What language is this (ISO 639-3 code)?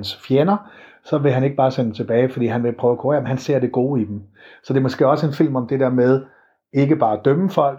dan